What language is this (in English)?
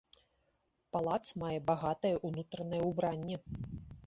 Belarusian